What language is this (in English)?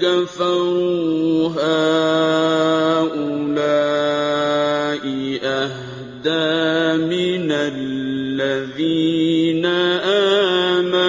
Arabic